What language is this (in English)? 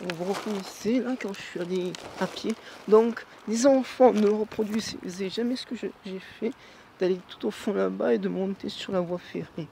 French